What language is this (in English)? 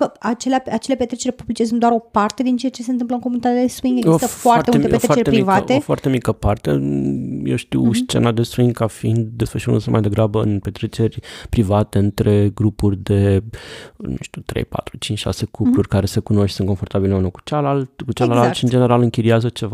Romanian